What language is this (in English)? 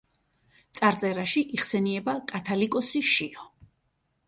Georgian